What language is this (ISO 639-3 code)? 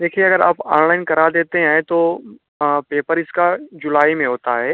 hin